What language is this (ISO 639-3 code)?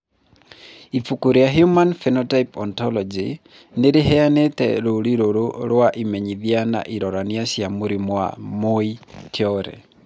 kik